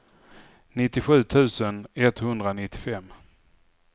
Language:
Swedish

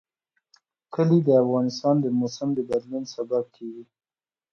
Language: Pashto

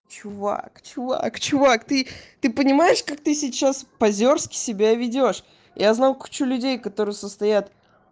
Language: Russian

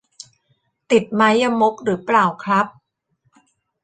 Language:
Thai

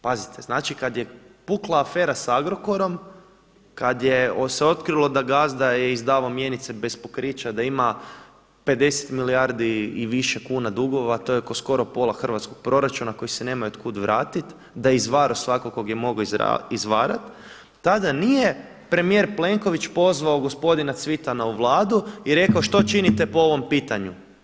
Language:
Croatian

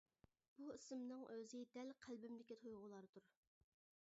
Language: Uyghur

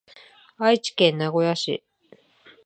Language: Japanese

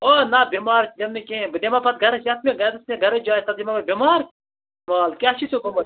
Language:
Kashmiri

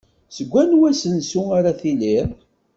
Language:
Kabyle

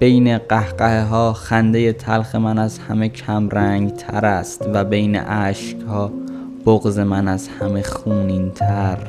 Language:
Persian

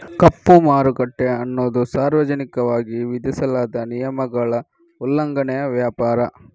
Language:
Kannada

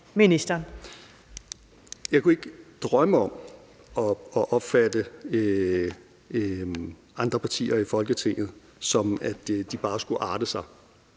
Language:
Danish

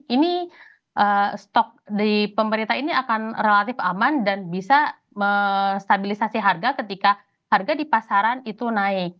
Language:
Indonesian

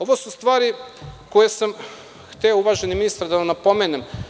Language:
Serbian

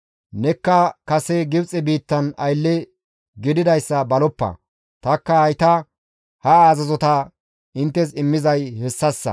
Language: Gamo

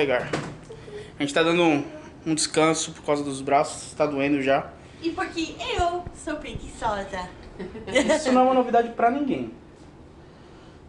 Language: Portuguese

